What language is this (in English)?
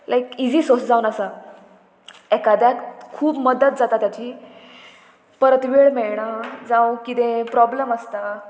Konkani